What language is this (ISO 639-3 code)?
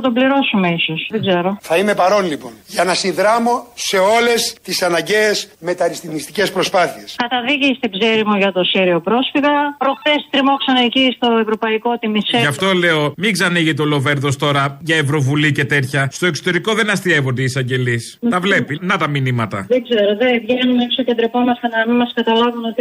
ell